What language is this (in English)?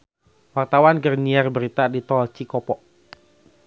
Sundanese